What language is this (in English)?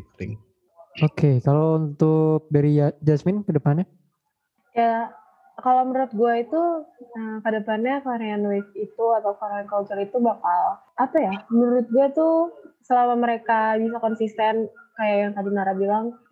Indonesian